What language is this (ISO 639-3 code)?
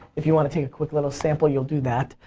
eng